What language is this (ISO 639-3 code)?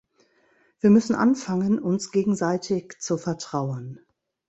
deu